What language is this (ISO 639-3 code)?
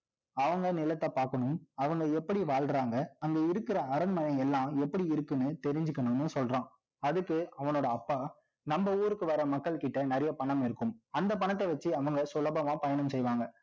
tam